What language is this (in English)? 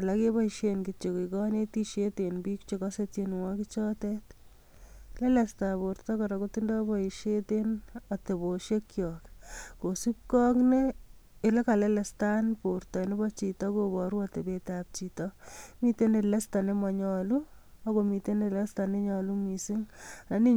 Kalenjin